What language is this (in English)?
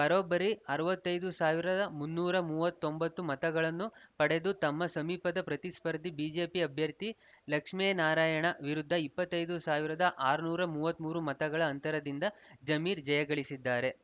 Kannada